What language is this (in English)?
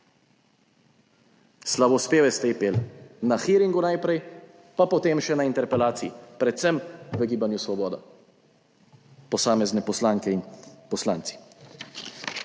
Slovenian